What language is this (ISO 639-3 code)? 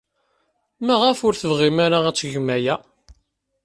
kab